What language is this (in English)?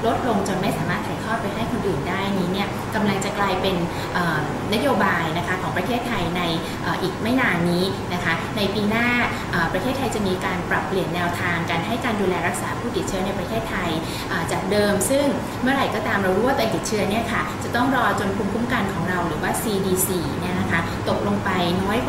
Thai